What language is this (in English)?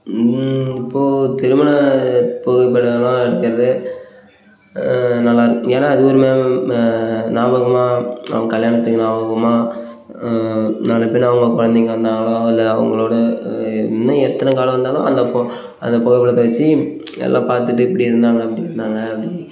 Tamil